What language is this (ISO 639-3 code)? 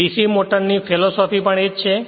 guj